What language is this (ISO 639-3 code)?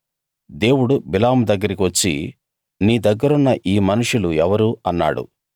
tel